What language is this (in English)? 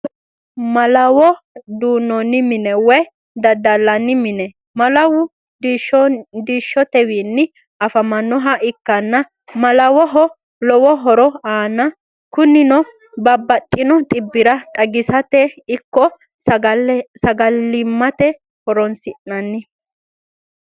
Sidamo